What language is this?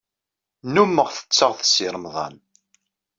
Kabyle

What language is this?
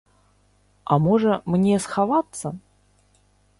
Belarusian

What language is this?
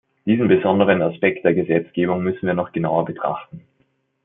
German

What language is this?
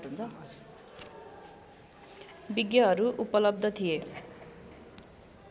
Nepali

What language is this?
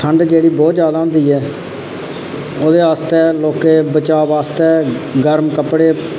Dogri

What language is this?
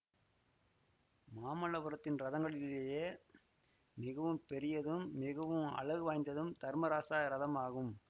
Tamil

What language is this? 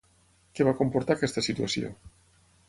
Catalan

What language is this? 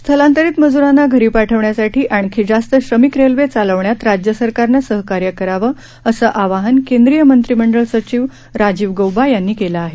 Marathi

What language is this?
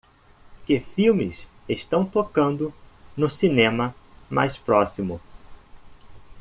Portuguese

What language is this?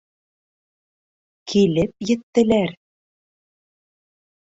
Bashkir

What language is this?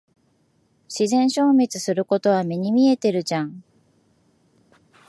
Japanese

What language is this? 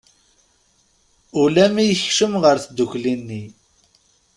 Kabyle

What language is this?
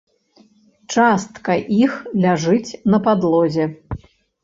Belarusian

